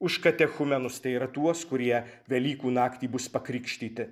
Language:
Lithuanian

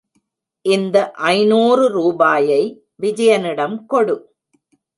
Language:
Tamil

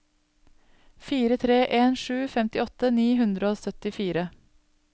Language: Norwegian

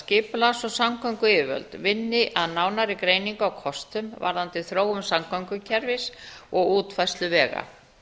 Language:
Icelandic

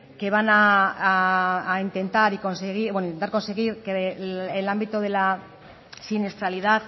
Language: Spanish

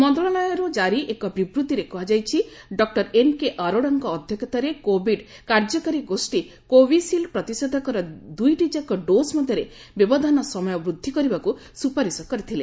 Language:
Odia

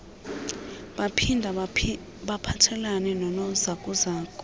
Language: Xhosa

